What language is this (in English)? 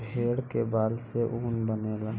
Bhojpuri